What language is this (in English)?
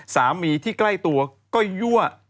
Thai